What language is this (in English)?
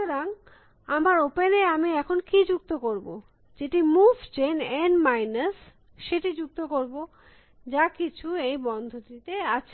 Bangla